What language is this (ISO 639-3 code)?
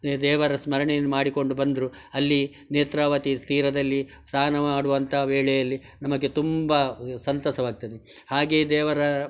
kan